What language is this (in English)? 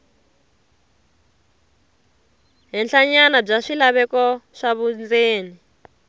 Tsonga